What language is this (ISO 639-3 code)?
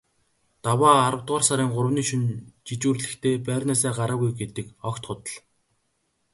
mon